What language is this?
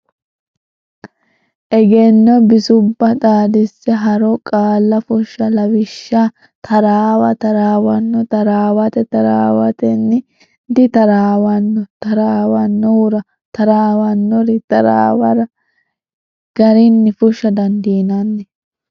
Sidamo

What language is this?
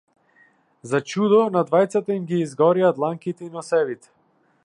Macedonian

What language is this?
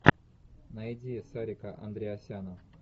Russian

